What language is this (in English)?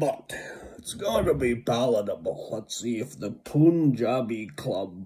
English